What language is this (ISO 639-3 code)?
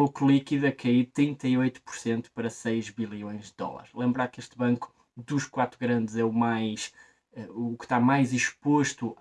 por